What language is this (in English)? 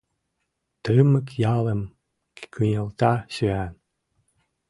Mari